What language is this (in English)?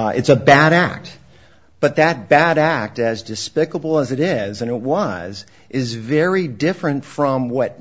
English